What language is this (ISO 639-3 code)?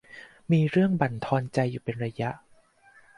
tha